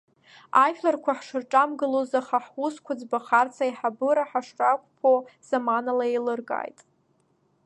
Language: Abkhazian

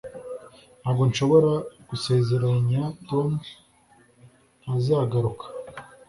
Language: Kinyarwanda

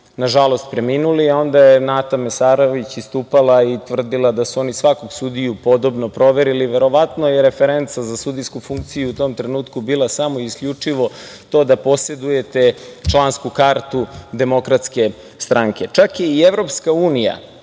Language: Serbian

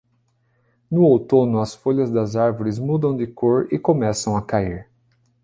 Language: Portuguese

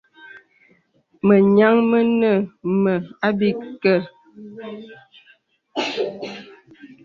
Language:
Bebele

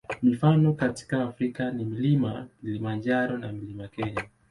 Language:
Swahili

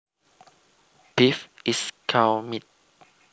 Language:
Javanese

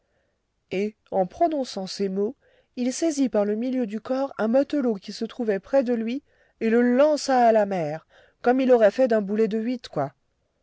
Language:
French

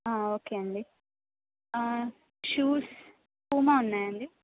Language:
Telugu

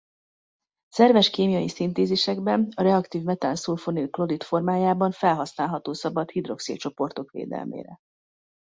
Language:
Hungarian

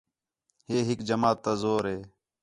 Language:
Khetrani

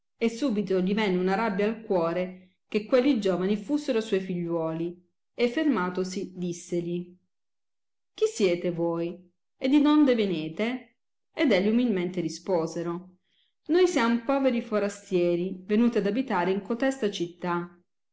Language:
Italian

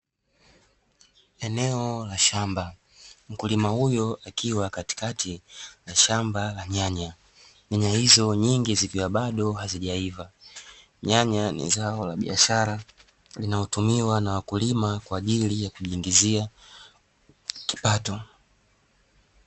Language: Swahili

